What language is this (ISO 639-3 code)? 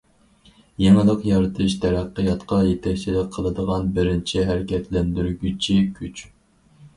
uig